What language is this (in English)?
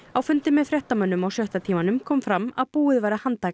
Icelandic